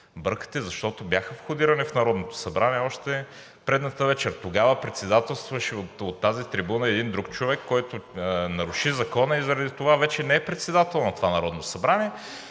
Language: Bulgarian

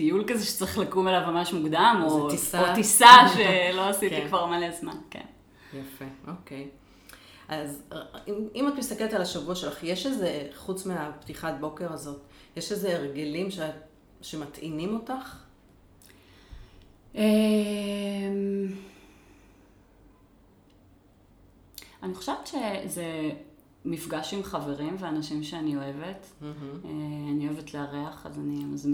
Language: Hebrew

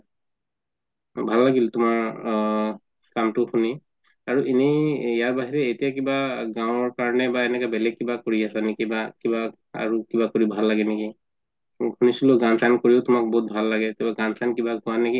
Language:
Assamese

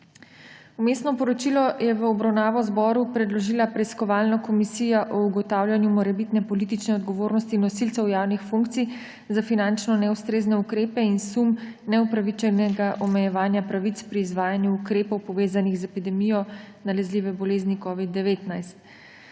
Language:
Slovenian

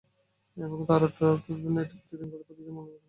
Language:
Bangla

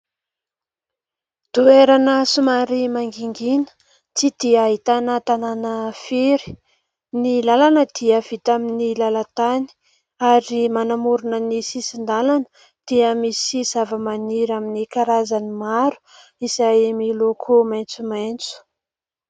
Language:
Malagasy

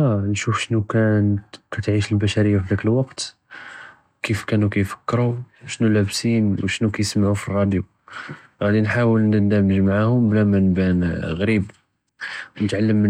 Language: Judeo-Arabic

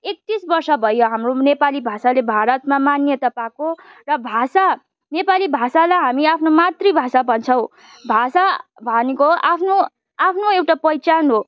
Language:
Nepali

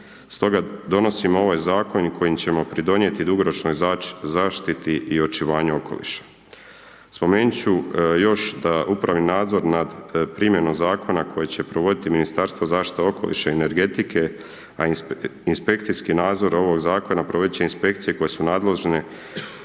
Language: Croatian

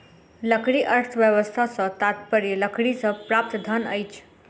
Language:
Maithili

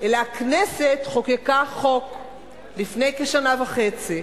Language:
Hebrew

